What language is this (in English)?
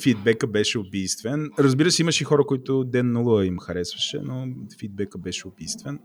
Bulgarian